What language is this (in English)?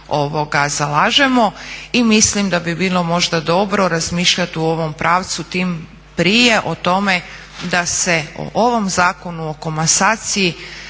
Croatian